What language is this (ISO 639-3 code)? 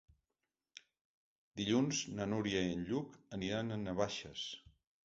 cat